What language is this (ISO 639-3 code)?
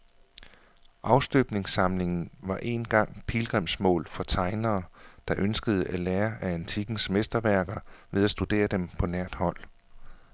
dan